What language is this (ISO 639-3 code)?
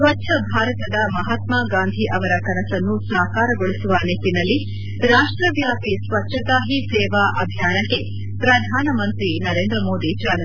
kan